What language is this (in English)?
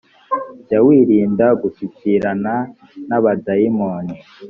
Kinyarwanda